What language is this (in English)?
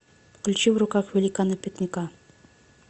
Russian